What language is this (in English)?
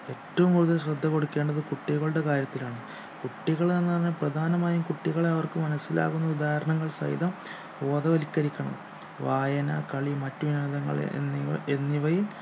Malayalam